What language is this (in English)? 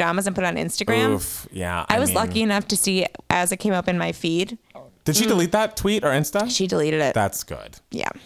English